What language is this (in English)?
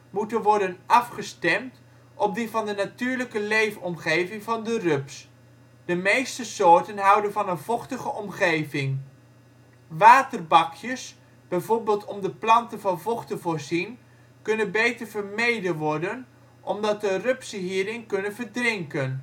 Dutch